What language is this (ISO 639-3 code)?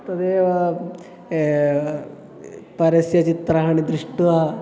san